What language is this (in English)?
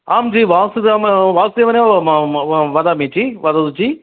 Sanskrit